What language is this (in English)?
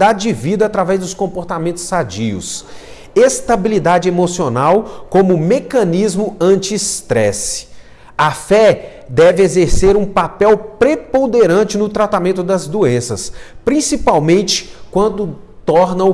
Portuguese